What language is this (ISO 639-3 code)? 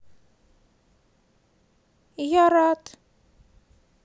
rus